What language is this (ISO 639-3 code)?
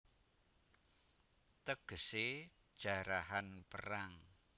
jav